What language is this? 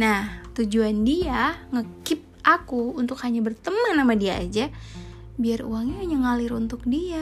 Indonesian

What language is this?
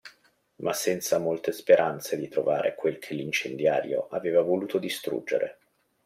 Italian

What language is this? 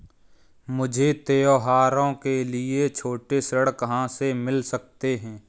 Hindi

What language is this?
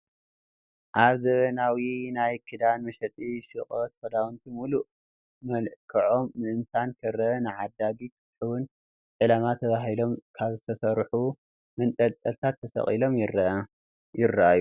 Tigrinya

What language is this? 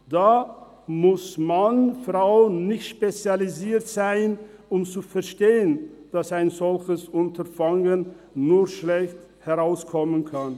Swiss German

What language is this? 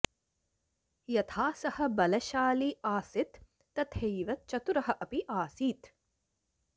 Sanskrit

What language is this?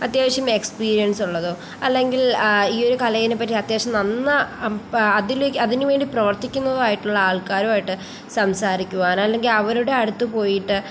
Malayalam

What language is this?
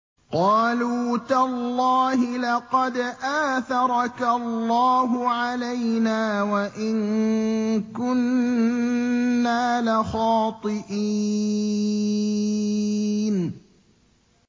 Arabic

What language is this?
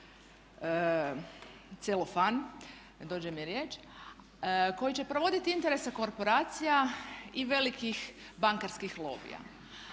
Croatian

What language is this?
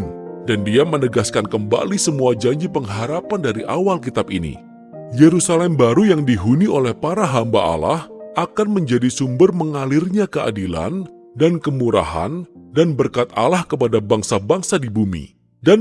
Indonesian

